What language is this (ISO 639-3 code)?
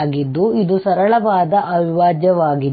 kan